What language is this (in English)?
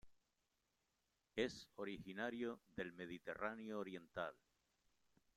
Spanish